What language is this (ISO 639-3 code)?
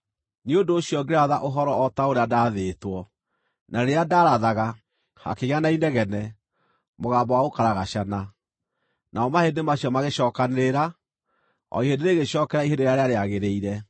kik